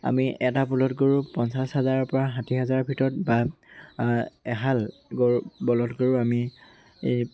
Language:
Assamese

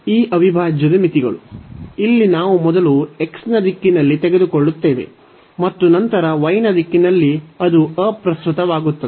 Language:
Kannada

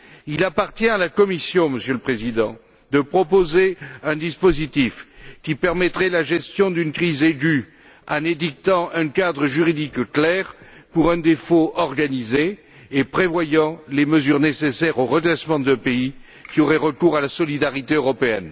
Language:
French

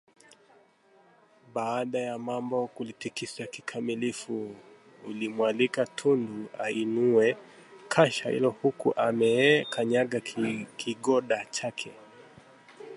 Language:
Swahili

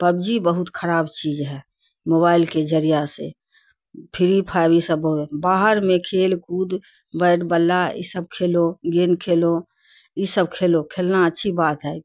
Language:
Urdu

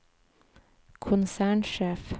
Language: Norwegian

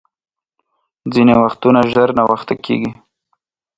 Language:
Pashto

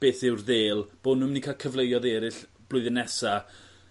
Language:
Welsh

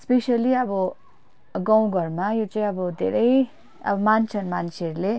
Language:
Nepali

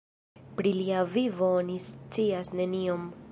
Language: Esperanto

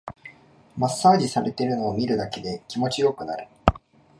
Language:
Japanese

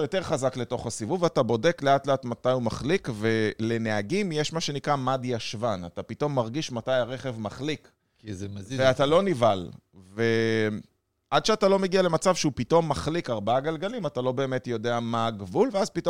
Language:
Hebrew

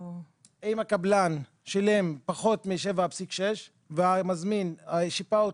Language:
Hebrew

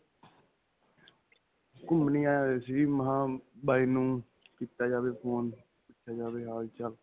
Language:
Punjabi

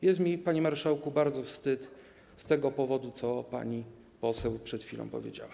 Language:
Polish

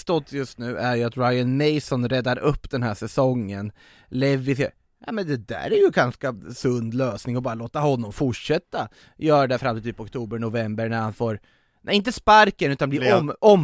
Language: Swedish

